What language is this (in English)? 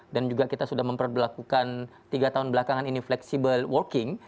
Indonesian